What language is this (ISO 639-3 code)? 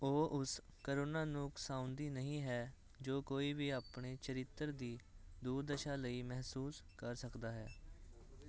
pan